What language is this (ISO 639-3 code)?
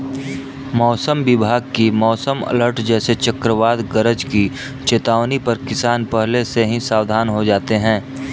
hin